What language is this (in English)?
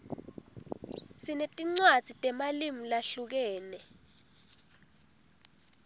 Swati